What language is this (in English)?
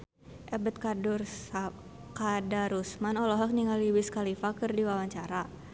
Sundanese